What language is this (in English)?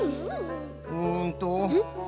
Japanese